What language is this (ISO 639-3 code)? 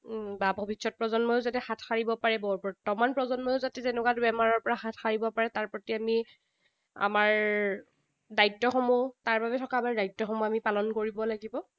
asm